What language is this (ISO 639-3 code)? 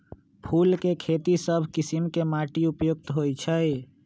mag